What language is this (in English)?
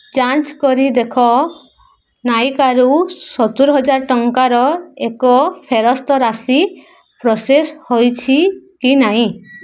Odia